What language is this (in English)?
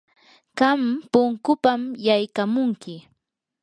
Yanahuanca Pasco Quechua